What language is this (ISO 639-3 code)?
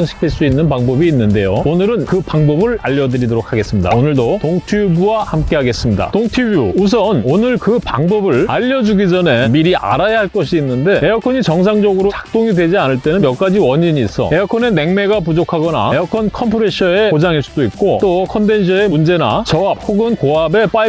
kor